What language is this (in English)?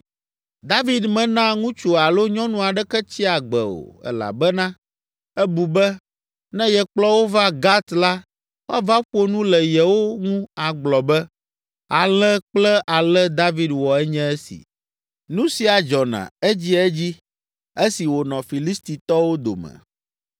Ewe